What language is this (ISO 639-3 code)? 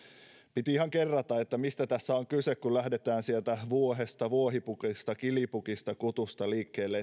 fin